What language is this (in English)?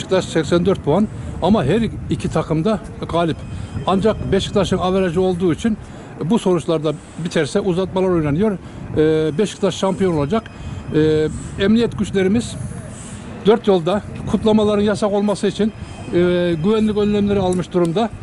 Turkish